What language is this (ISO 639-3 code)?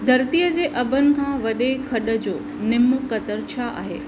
snd